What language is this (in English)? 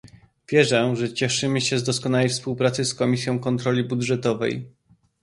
Polish